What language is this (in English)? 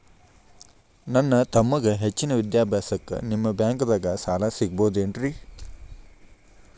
Kannada